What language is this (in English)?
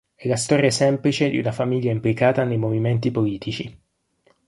Italian